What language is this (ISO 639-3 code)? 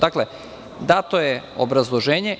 srp